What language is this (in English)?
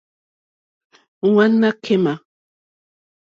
Mokpwe